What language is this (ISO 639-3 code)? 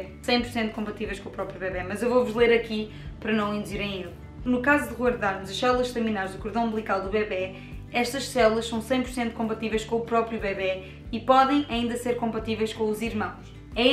por